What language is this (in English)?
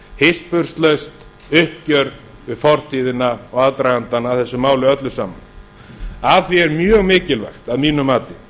Icelandic